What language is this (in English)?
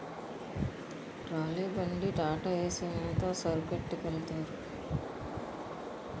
Telugu